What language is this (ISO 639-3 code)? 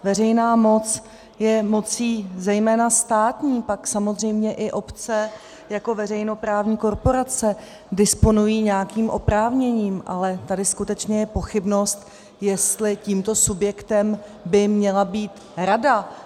ces